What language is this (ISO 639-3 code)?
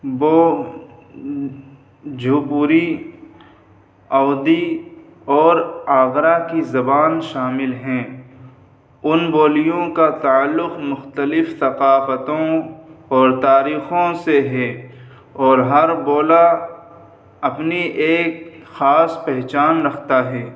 urd